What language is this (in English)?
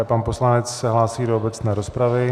Czech